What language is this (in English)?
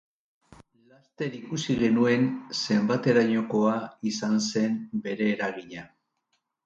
Basque